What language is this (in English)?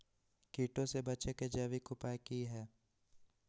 Magahi